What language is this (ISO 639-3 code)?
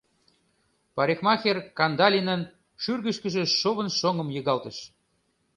chm